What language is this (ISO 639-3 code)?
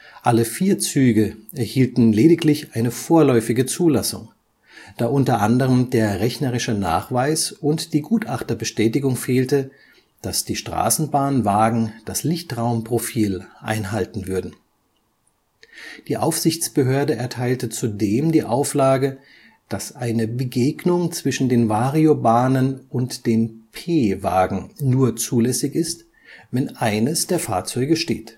deu